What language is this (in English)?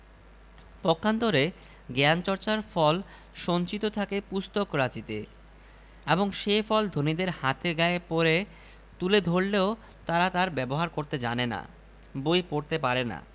Bangla